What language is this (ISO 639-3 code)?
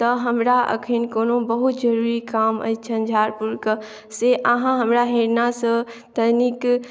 mai